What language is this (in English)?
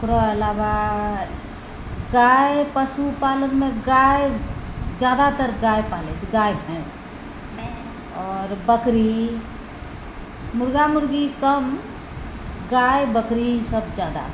Maithili